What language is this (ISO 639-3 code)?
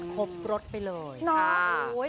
tha